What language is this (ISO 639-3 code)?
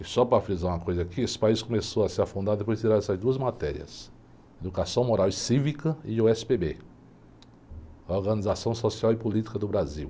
por